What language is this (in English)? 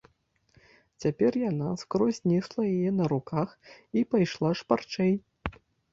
Belarusian